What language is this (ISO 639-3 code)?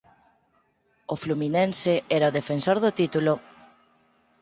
glg